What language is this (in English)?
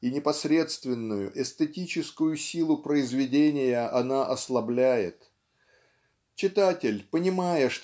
Russian